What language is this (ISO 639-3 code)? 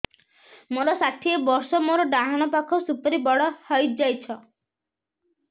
ori